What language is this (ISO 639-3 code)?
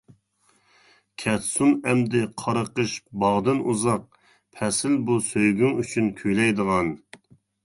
uig